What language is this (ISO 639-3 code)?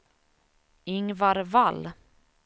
swe